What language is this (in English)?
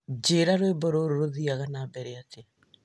Kikuyu